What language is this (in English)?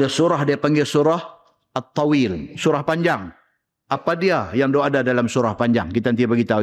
Malay